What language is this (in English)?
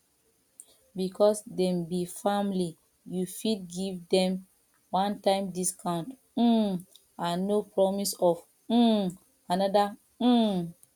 Nigerian Pidgin